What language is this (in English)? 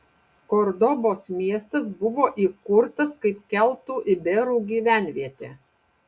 Lithuanian